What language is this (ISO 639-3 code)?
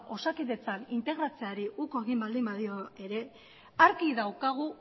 eus